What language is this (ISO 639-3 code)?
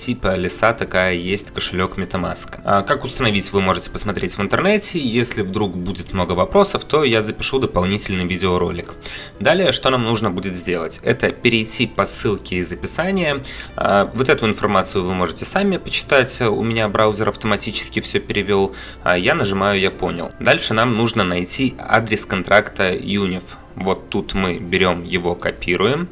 rus